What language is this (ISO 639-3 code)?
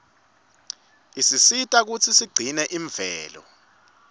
ssw